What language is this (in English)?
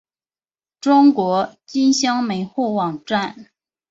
Chinese